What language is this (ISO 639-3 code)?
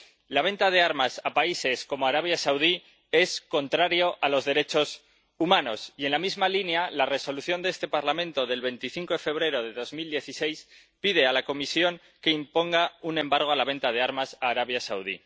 spa